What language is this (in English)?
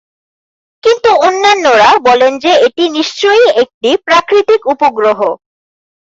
Bangla